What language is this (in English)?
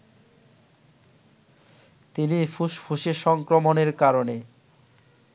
Bangla